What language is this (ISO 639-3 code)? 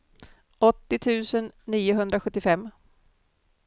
swe